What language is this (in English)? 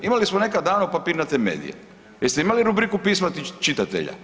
Croatian